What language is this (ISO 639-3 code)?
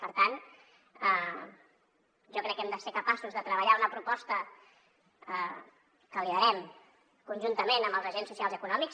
cat